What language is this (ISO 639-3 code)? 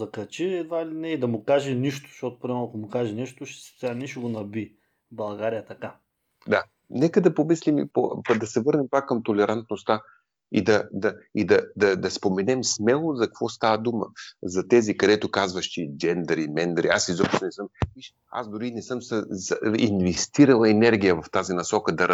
bul